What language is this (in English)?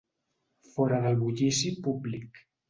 Catalan